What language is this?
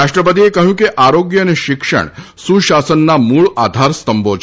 Gujarati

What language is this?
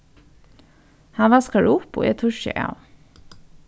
Faroese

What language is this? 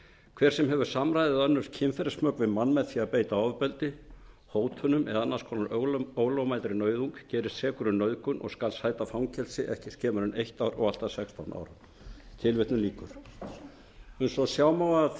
Icelandic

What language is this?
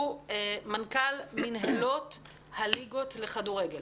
Hebrew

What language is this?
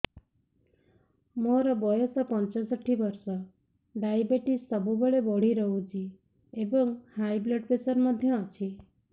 Odia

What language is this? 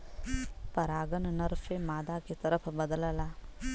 Bhojpuri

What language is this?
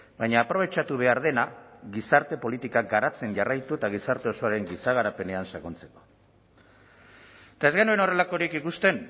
Basque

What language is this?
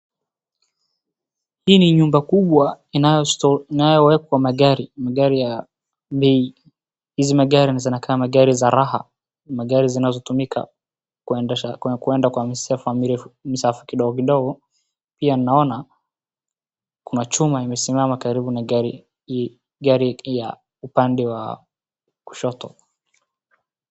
Swahili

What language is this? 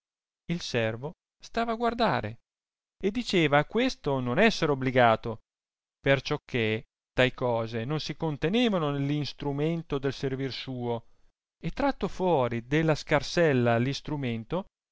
Italian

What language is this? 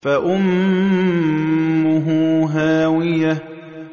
Arabic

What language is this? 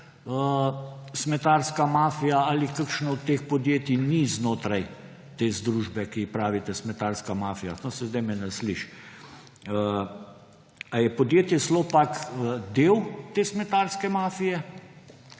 Slovenian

